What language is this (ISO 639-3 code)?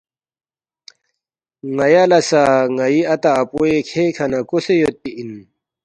bft